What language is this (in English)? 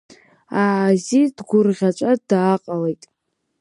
Abkhazian